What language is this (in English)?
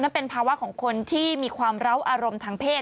Thai